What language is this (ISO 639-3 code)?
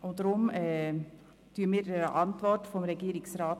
gsw